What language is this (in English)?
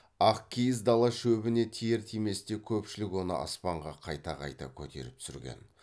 Kazakh